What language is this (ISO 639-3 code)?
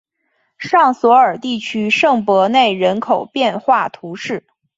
zho